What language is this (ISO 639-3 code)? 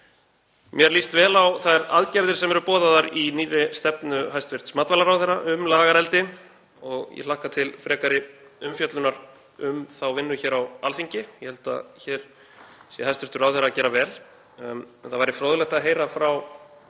isl